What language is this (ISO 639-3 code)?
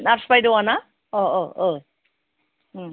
brx